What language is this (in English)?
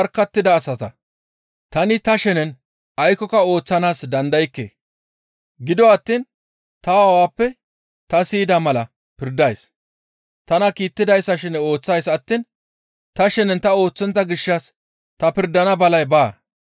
Gamo